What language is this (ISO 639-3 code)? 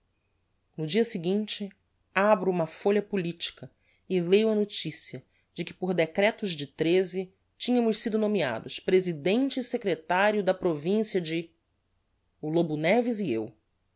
por